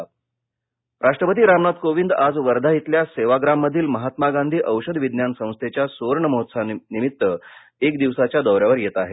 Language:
Marathi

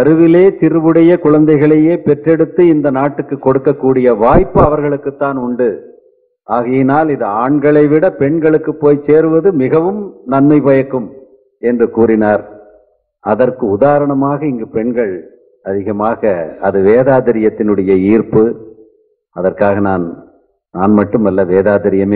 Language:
Latvian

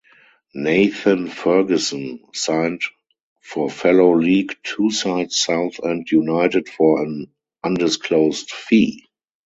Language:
English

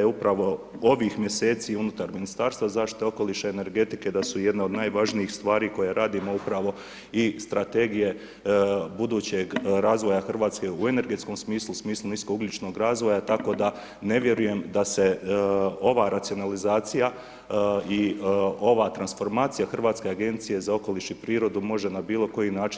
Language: Croatian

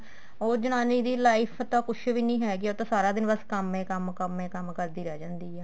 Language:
Punjabi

